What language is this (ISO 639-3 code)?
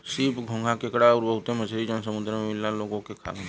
bho